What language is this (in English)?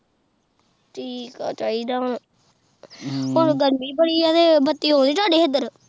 Punjabi